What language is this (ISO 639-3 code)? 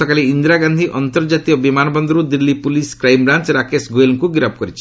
ori